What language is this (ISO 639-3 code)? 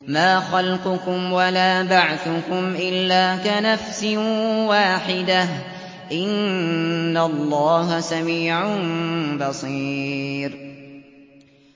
ara